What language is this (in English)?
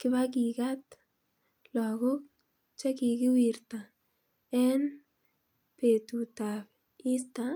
Kalenjin